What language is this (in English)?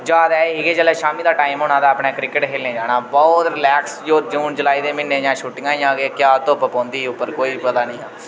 Dogri